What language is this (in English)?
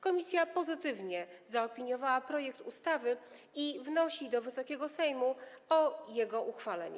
Polish